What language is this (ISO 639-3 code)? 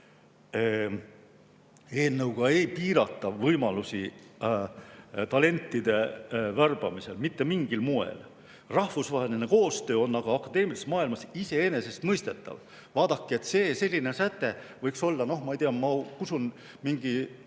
est